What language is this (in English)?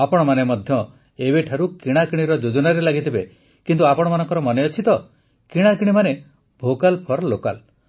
Odia